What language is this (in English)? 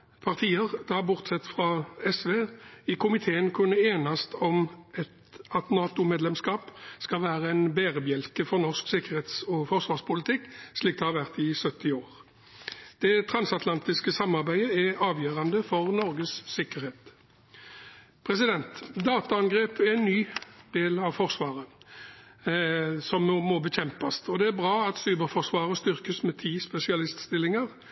Norwegian Bokmål